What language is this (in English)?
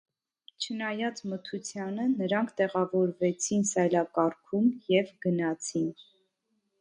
Armenian